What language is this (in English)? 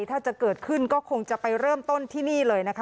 Thai